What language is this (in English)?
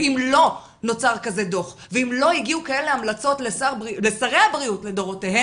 Hebrew